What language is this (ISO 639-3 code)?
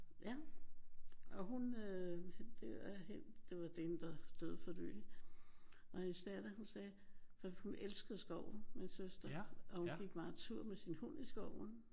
dan